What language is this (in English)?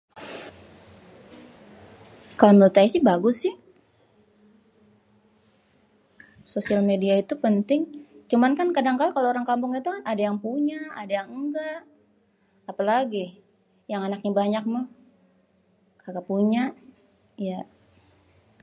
Betawi